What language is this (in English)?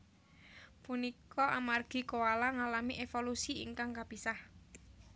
Javanese